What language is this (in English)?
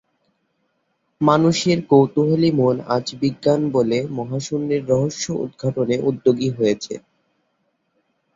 Bangla